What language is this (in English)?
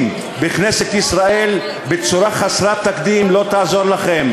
Hebrew